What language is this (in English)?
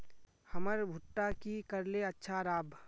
Magahi